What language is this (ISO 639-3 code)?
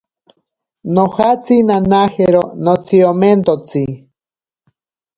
prq